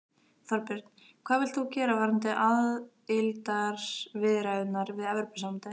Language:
Icelandic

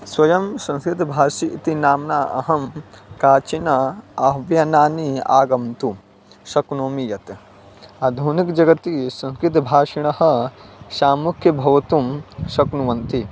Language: Sanskrit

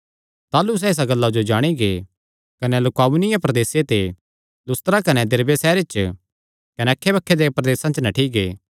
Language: Kangri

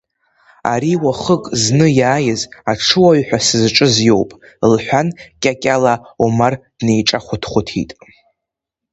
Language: Abkhazian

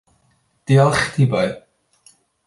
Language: Welsh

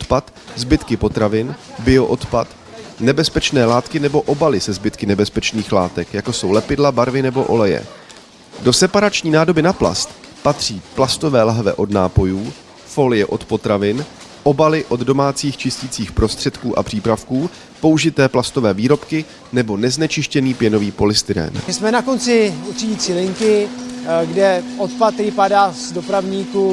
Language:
Czech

